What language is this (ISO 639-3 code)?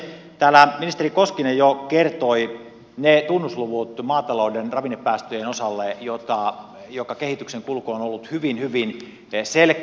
fin